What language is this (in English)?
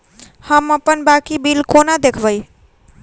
Maithili